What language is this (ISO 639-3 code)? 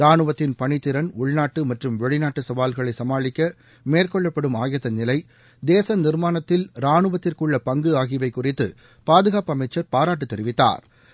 tam